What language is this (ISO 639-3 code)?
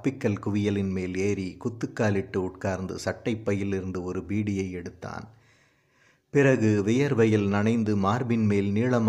tam